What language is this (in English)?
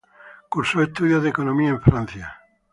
Spanish